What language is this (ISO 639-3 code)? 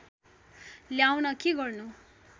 nep